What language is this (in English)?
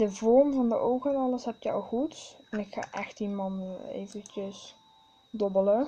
Dutch